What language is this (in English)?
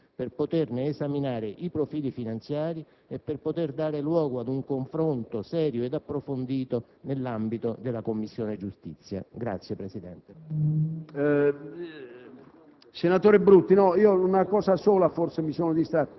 Italian